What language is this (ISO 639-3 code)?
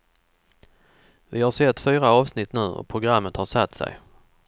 swe